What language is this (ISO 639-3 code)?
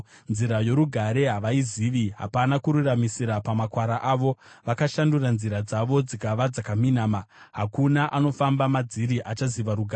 sna